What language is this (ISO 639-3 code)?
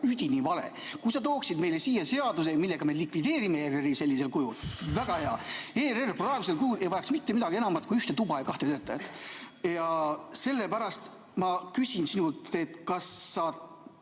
est